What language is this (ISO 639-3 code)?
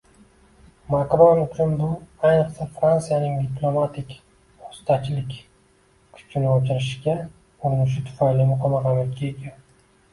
uzb